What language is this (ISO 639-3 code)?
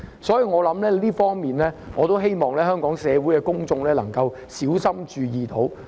yue